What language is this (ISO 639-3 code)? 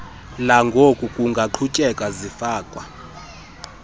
xho